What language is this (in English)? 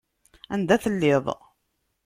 Kabyle